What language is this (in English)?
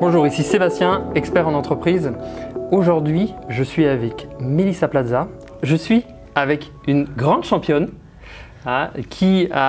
French